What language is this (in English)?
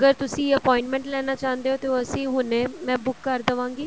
Punjabi